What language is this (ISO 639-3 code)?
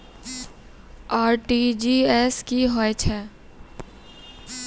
mai